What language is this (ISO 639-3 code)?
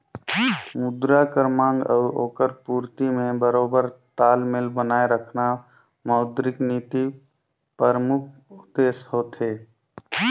hne